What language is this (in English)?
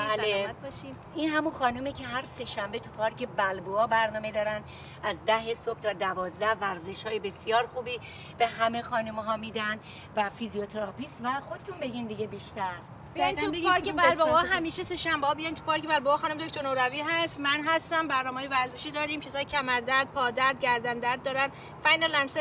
Persian